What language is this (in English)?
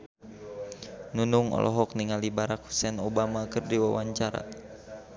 Sundanese